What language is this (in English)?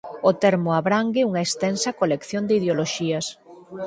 Galician